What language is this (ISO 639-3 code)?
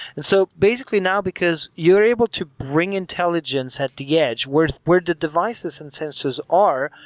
eng